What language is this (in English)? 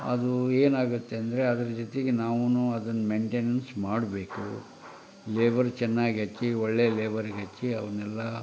Kannada